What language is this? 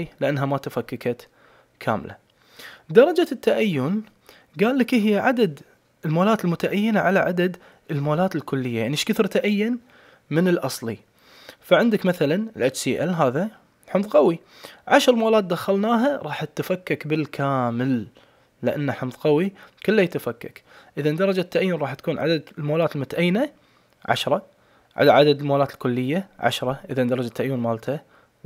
Arabic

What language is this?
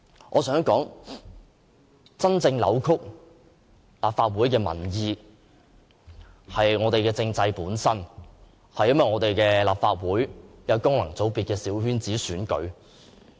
Cantonese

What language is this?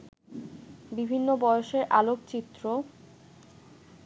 Bangla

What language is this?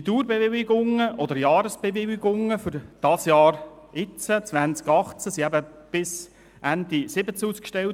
Swiss German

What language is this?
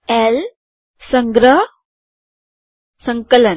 Gujarati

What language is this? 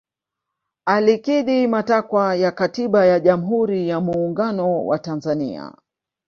Swahili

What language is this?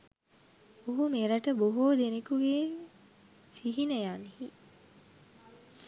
Sinhala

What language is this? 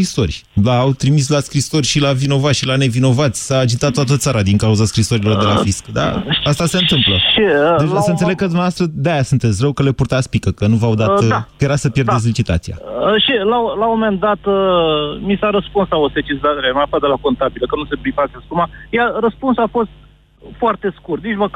Romanian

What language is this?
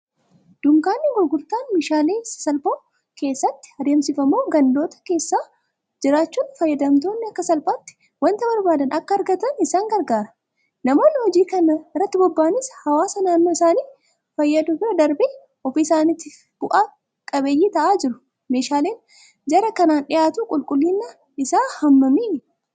Oromo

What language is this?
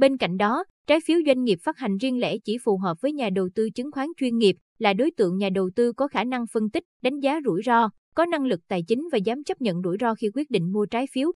Vietnamese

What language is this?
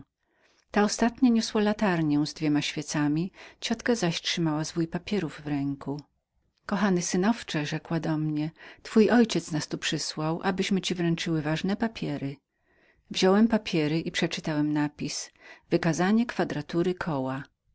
Polish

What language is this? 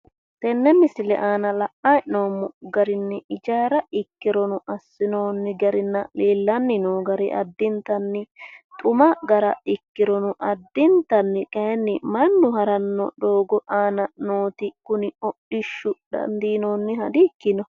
Sidamo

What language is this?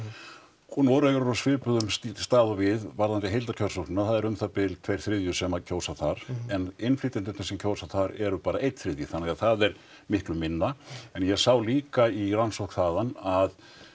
Icelandic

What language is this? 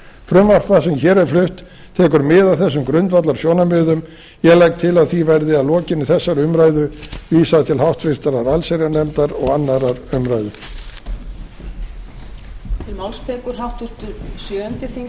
Icelandic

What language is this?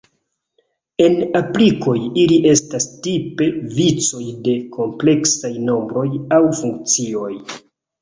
Esperanto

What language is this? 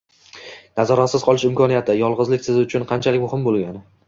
Uzbek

